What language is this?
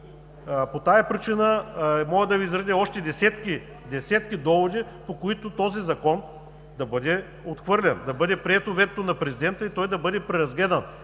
Bulgarian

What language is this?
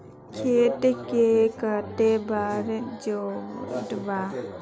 Magahi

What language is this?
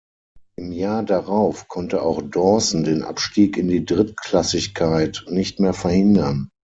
German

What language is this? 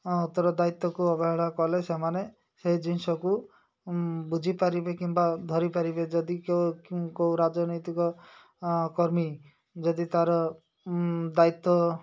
Odia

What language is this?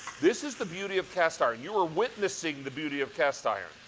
English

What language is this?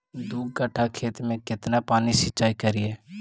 Magahi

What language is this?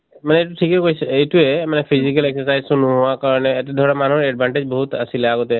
Assamese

